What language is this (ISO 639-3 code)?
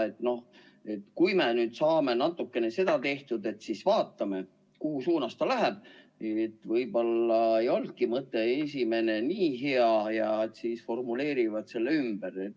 est